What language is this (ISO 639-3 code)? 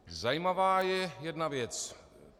ces